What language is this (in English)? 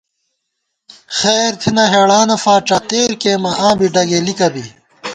Gawar-Bati